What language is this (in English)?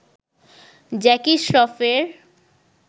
Bangla